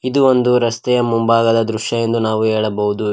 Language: Kannada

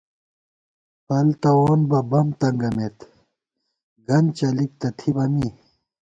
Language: Gawar-Bati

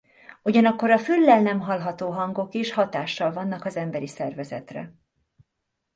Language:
Hungarian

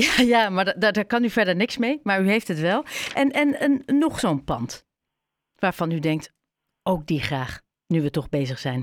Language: Dutch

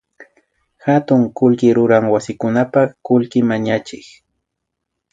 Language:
Imbabura Highland Quichua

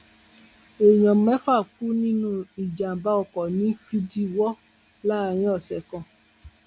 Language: Yoruba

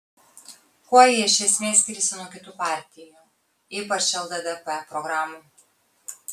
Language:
Lithuanian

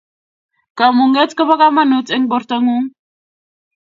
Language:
Kalenjin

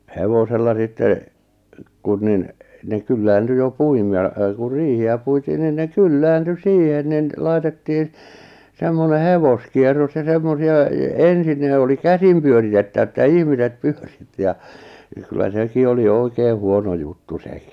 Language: Finnish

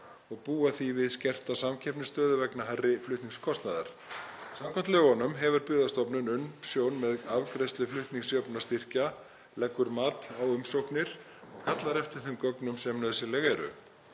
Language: Icelandic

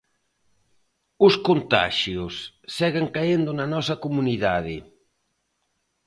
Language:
Galician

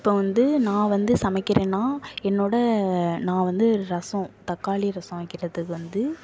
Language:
Tamil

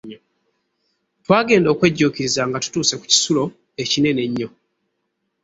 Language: Ganda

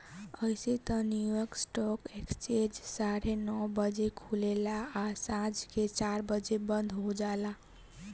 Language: Bhojpuri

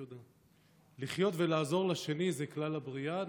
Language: Hebrew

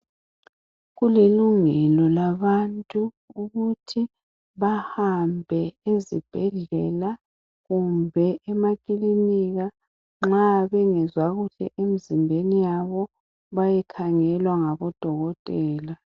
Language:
North Ndebele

